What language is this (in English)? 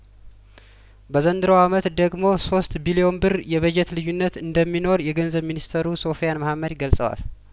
Amharic